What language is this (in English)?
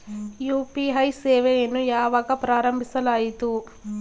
Kannada